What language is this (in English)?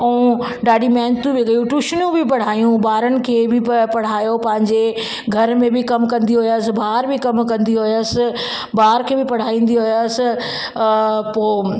Sindhi